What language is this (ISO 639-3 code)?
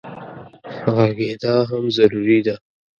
pus